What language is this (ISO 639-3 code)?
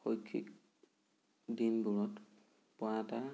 asm